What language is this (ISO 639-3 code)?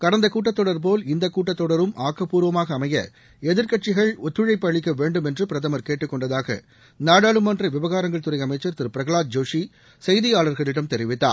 tam